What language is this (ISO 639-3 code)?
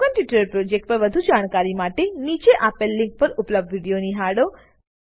guj